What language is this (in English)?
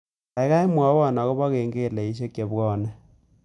Kalenjin